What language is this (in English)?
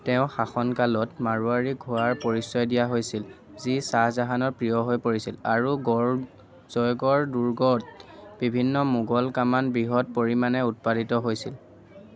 Assamese